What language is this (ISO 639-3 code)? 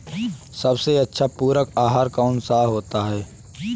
hin